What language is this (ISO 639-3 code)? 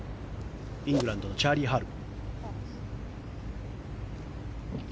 jpn